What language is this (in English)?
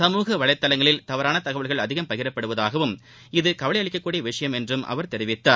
Tamil